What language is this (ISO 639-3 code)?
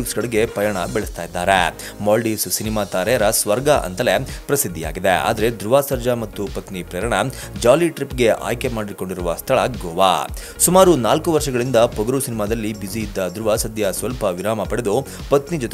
ron